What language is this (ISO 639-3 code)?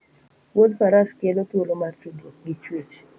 luo